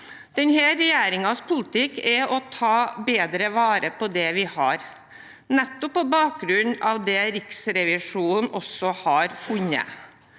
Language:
Norwegian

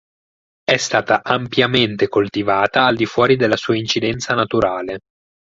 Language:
Italian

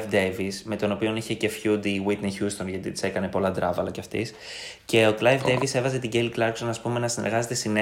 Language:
Greek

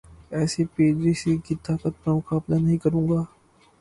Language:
Urdu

